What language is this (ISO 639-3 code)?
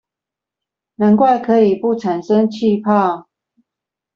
zho